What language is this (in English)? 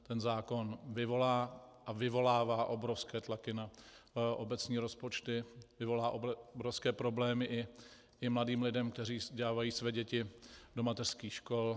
Czech